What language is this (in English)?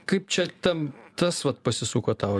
Lithuanian